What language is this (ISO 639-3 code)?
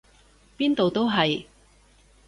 yue